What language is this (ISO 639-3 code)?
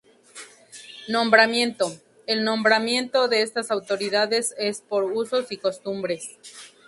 spa